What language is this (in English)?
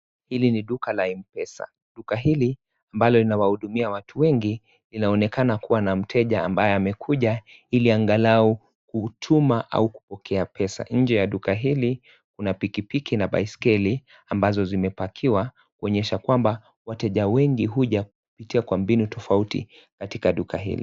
Swahili